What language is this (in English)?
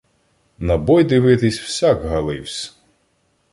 Ukrainian